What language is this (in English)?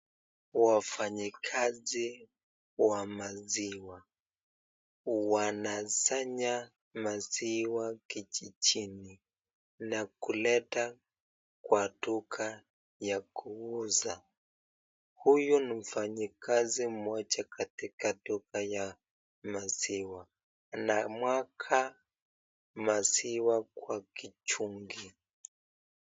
Swahili